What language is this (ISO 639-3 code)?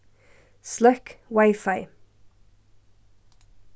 fao